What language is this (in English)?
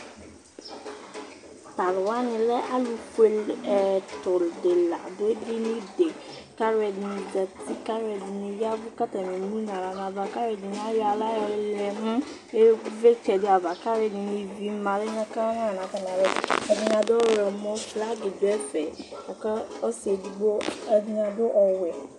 Ikposo